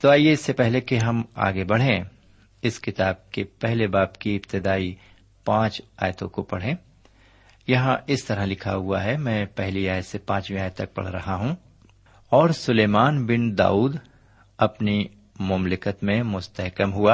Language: Urdu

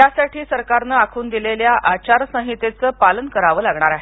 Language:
Marathi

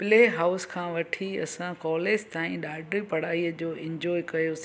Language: Sindhi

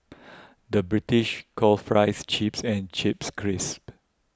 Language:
English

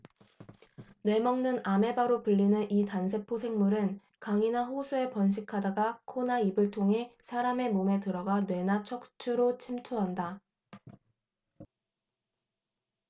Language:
Korean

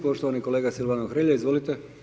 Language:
Croatian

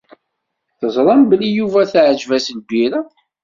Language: Kabyle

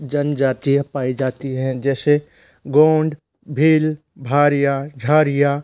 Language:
Hindi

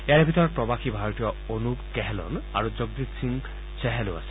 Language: Assamese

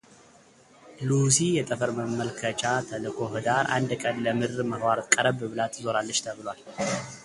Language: Amharic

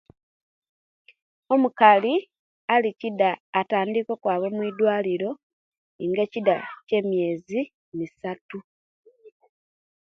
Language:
Kenyi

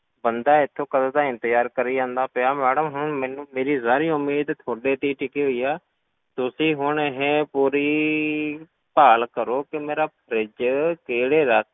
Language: Punjabi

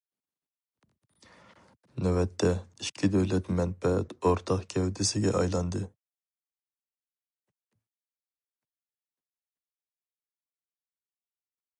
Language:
Uyghur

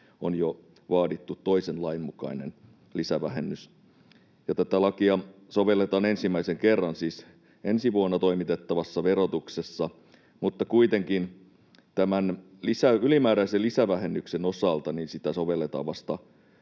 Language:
Finnish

